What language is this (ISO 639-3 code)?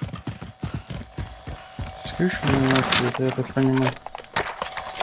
rus